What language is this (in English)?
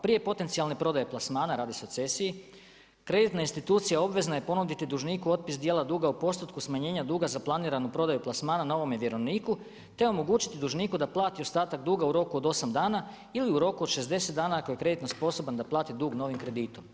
Croatian